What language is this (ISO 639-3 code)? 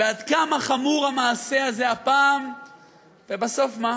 heb